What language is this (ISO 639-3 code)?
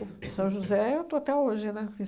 por